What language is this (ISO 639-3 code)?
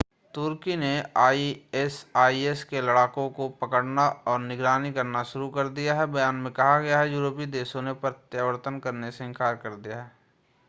hin